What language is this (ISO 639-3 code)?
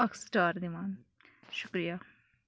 kas